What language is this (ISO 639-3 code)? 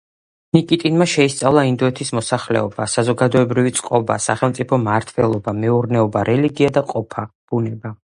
kat